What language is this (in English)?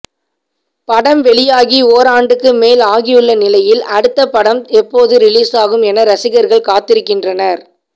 Tamil